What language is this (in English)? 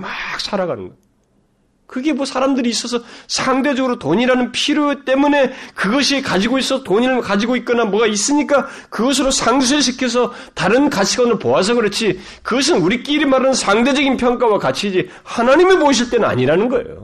Korean